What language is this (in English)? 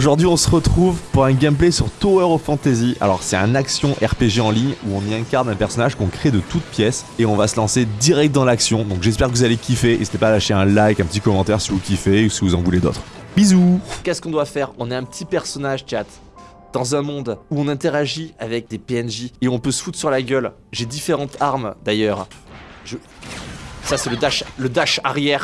French